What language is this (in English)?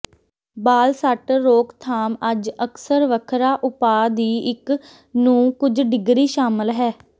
Punjabi